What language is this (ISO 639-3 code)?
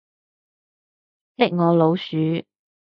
yue